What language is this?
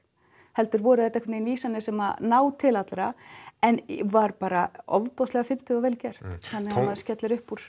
Icelandic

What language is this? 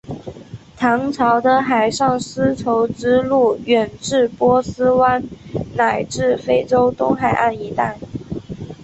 Chinese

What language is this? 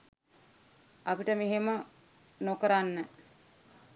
Sinhala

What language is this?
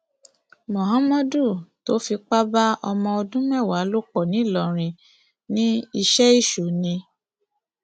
Yoruba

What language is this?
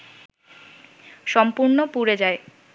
Bangla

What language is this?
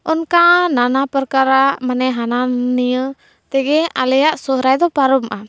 Santali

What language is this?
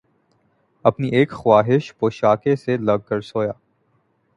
Urdu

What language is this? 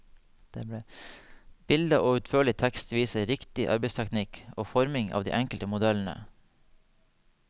Norwegian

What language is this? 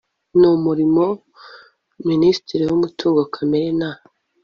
Kinyarwanda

